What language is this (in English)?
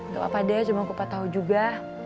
Indonesian